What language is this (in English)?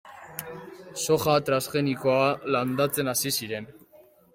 Basque